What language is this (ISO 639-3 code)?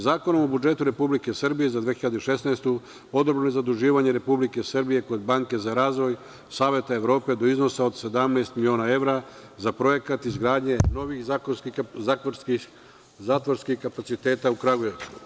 srp